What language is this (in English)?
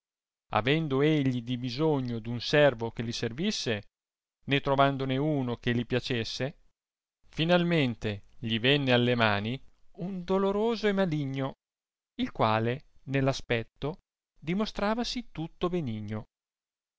Italian